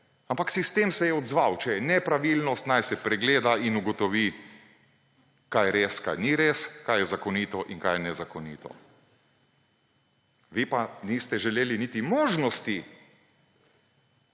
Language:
Slovenian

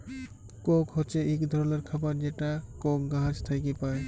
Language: Bangla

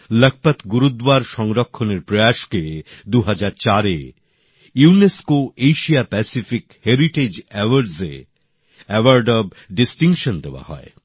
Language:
Bangla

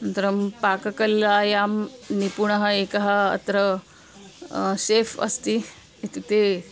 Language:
Sanskrit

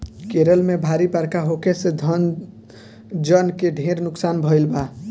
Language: Bhojpuri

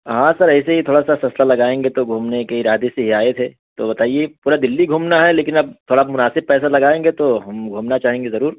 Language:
Urdu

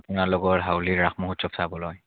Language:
Assamese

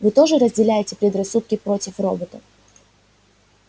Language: Russian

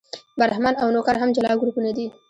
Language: Pashto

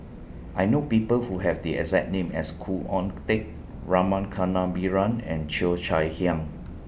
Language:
English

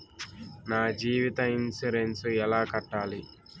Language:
Telugu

